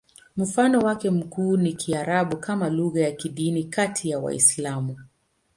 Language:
Swahili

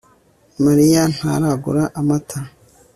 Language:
Kinyarwanda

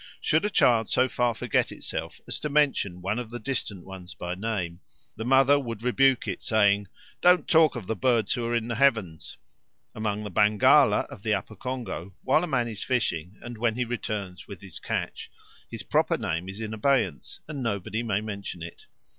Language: English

